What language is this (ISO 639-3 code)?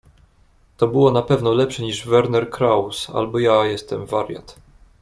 pol